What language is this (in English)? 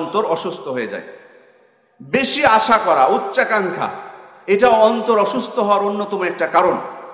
Indonesian